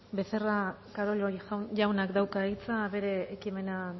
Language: Basque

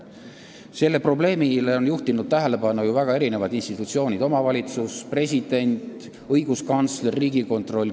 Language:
Estonian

